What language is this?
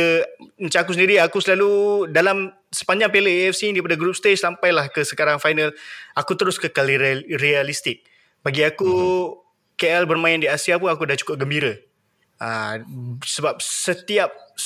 Malay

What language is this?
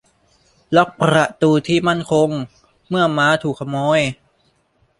Thai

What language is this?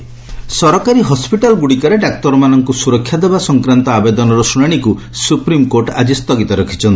Odia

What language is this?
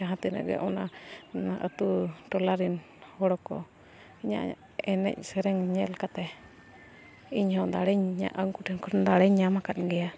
Santali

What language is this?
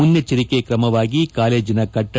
Kannada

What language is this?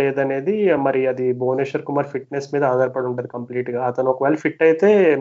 Telugu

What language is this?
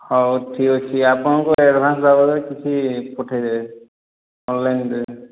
Odia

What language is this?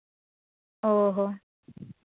Santali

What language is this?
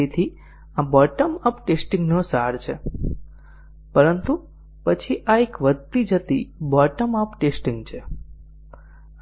Gujarati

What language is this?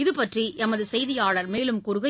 Tamil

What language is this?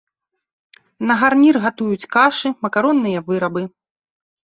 Belarusian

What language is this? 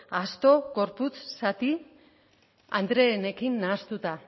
Basque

